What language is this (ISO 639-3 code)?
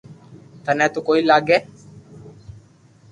lrk